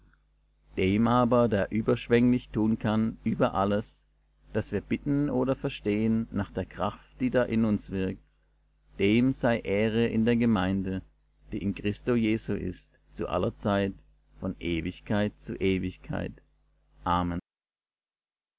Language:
German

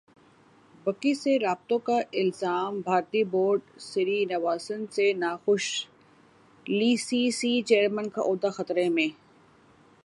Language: Urdu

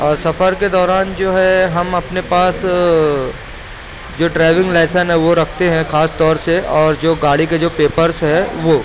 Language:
Urdu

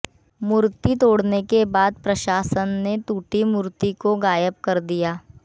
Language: Hindi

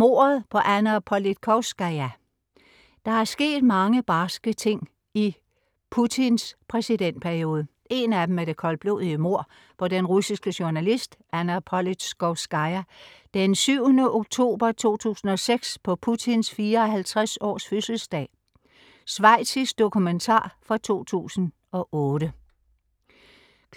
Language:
Danish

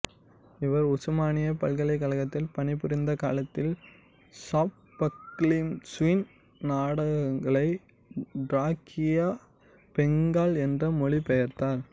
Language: Tamil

